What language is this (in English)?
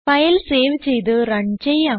Malayalam